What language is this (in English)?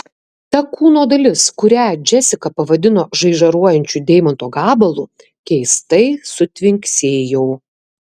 Lithuanian